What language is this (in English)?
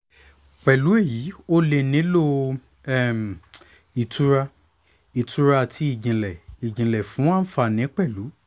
Yoruba